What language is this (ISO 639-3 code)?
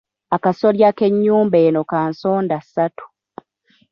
lug